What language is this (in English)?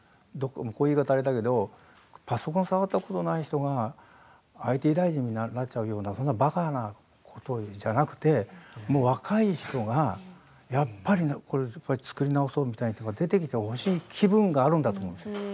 Japanese